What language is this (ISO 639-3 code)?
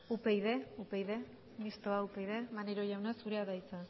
eus